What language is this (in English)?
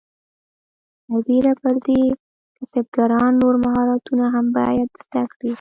Pashto